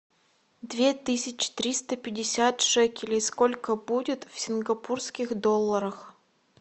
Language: Russian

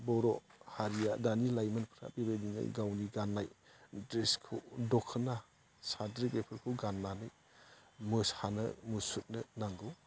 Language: Bodo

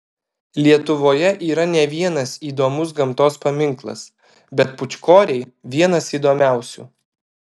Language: Lithuanian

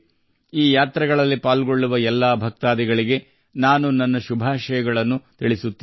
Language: Kannada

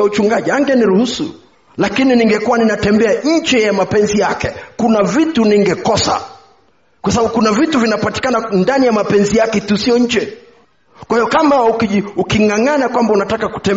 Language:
Swahili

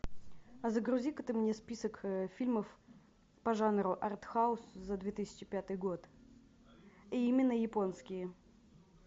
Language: Russian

